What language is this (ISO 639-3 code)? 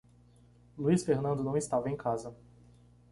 por